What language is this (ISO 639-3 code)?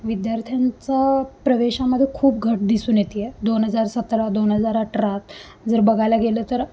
mar